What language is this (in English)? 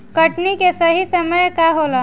Bhojpuri